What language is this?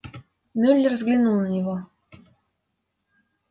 Russian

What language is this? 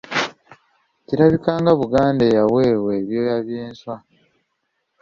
Ganda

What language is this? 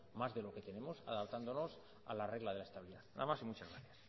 Spanish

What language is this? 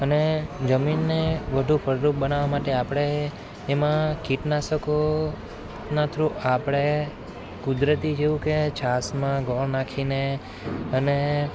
Gujarati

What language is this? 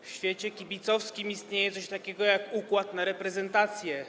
Polish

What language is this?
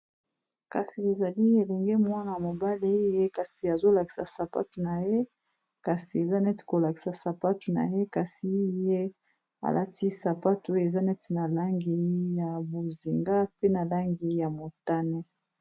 Lingala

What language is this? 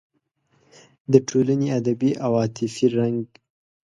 Pashto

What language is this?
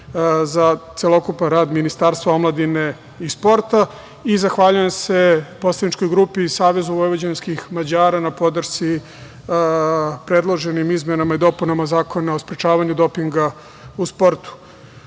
Serbian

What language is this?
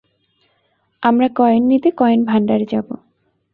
Bangla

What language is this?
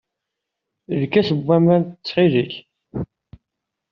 Kabyle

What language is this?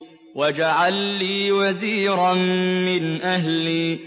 Arabic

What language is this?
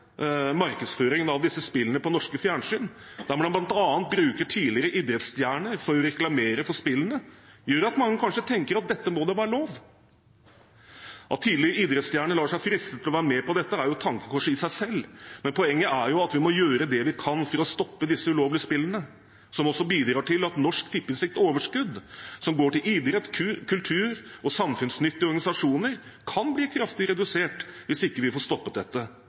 Norwegian Bokmål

